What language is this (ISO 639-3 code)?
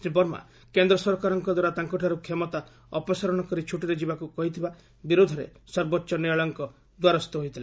ori